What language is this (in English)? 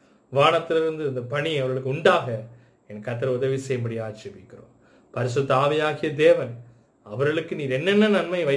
Tamil